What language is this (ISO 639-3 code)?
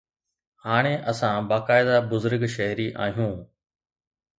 snd